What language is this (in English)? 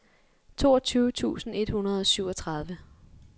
Danish